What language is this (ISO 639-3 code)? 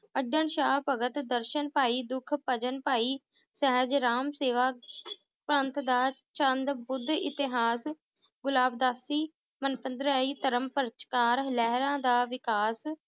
pan